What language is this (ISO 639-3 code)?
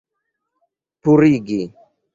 epo